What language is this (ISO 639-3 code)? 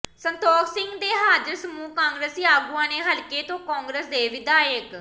pan